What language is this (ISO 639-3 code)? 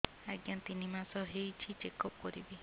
ori